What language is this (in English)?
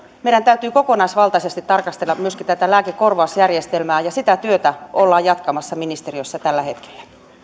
Finnish